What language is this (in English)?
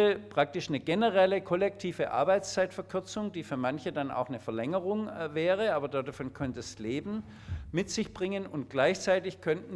German